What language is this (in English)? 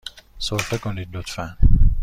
Persian